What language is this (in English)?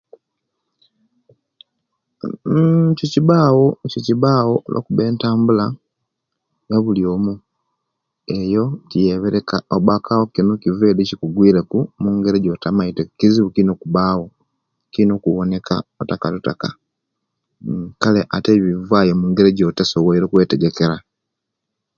Kenyi